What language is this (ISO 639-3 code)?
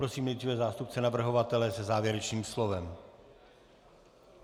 ces